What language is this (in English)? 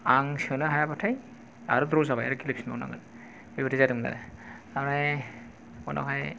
Bodo